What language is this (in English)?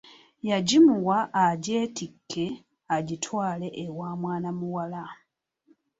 Ganda